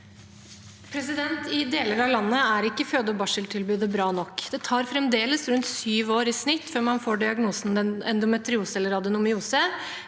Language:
Norwegian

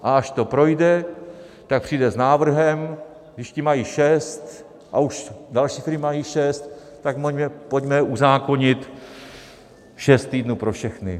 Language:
Czech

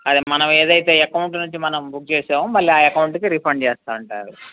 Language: Telugu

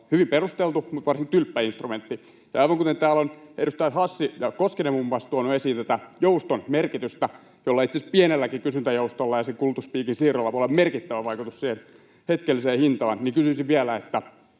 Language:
Finnish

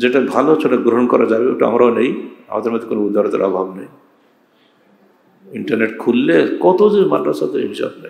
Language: Arabic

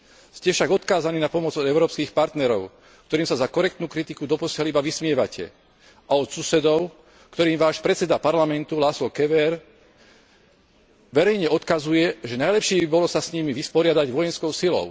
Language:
Slovak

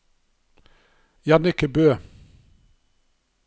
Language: Norwegian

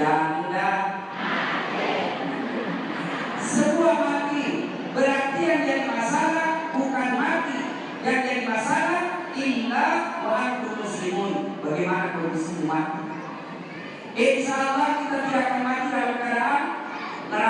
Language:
Indonesian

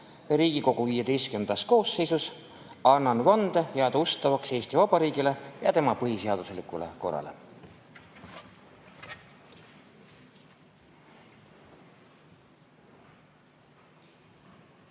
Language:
Estonian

